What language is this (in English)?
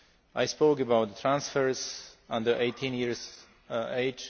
English